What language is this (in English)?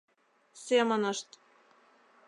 Mari